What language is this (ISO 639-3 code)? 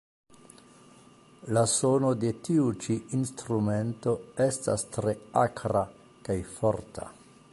epo